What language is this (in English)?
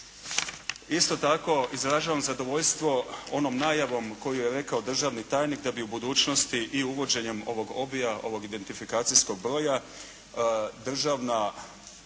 Croatian